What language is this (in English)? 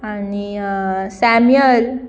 Konkani